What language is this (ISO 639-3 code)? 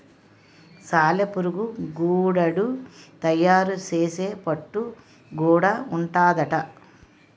tel